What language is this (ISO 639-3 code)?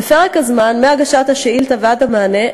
heb